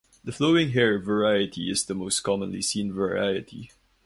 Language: English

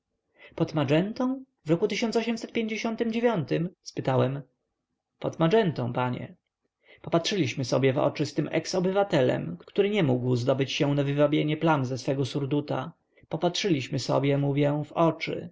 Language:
Polish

